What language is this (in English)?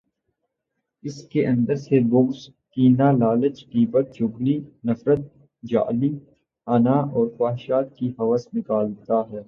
Urdu